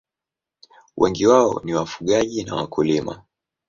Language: Swahili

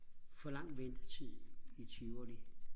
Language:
Danish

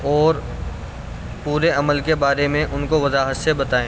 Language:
Urdu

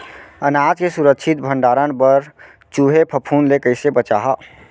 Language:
Chhattisgarhi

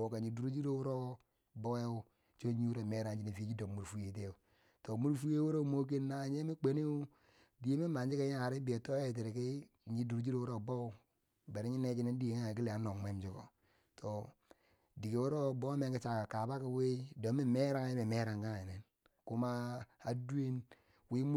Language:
Bangwinji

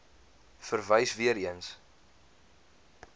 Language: Afrikaans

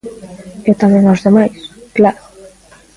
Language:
Galician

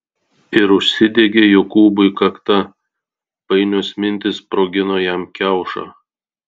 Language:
Lithuanian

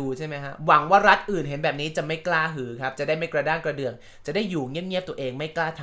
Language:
Thai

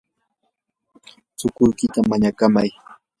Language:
Yanahuanca Pasco Quechua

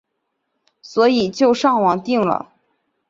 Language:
Chinese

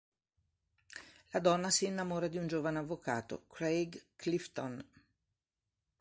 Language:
Italian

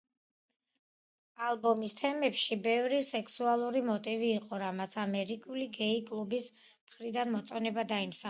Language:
Georgian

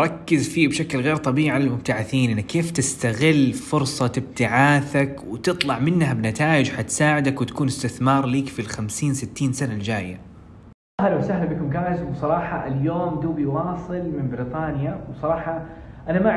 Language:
Arabic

